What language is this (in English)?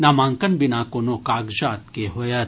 Maithili